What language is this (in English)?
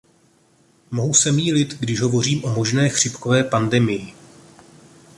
Czech